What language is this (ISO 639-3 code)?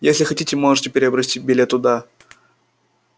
rus